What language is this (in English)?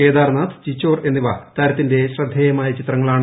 Malayalam